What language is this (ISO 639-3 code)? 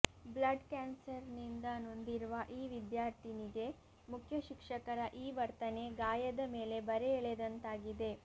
kan